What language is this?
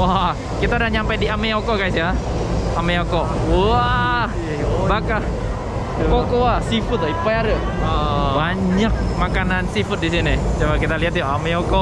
Indonesian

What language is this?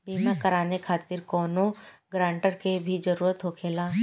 Bhojpuri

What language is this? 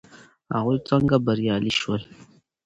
Pashto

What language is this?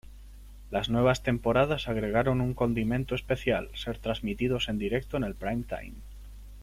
Spanish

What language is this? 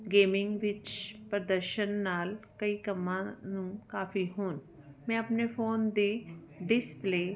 Punjabi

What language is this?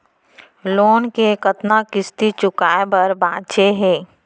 Chhattisgarhi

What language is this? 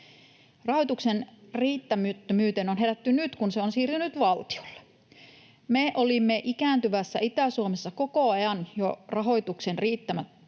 Finnish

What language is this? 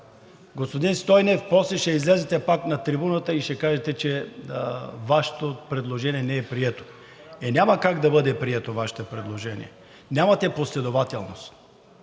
Bulgarian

